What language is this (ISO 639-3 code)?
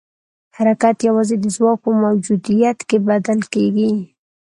pus